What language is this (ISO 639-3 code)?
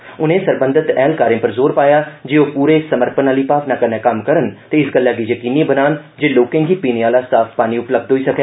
doi